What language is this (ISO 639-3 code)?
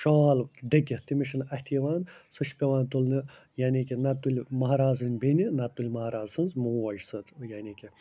kas